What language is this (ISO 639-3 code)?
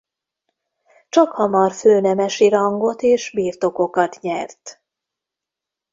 hun